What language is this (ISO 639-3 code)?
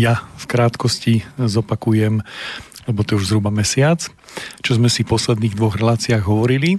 slk